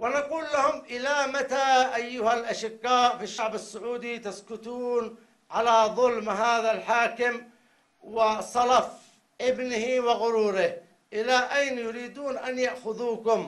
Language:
Arabic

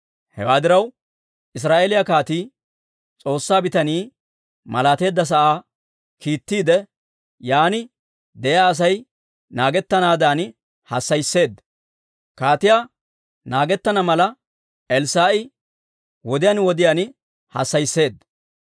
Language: Dawro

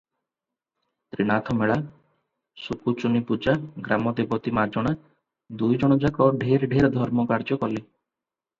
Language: Odia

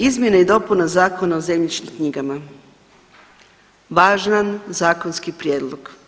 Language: Croatian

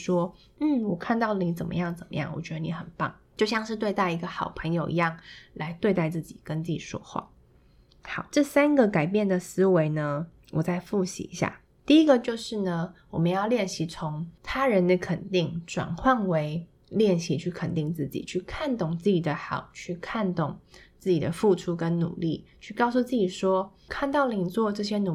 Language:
Chinese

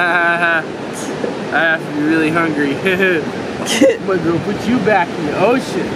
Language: English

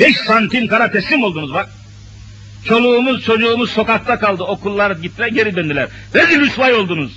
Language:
Turkish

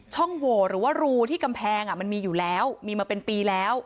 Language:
Thai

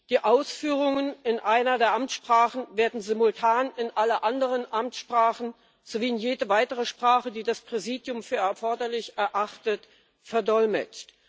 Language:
German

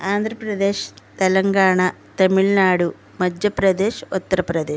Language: Telugu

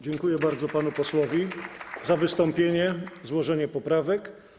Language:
Polish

